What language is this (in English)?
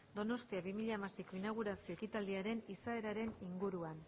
Basque